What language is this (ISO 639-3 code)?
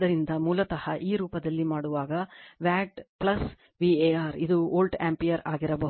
kan